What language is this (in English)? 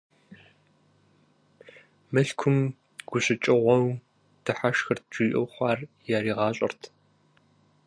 Kabardian